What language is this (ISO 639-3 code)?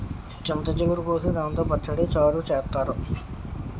tel